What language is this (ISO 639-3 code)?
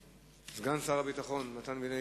heb